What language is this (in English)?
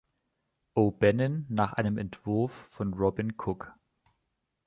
German